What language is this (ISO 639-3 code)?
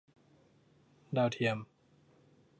tha